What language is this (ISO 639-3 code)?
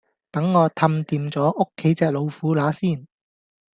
yue